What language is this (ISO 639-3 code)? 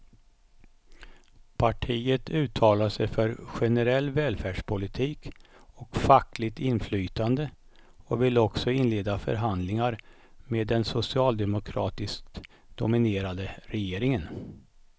swe